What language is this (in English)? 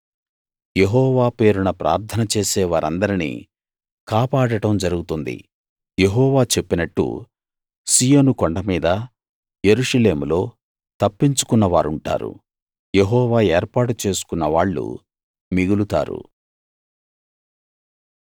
Telugu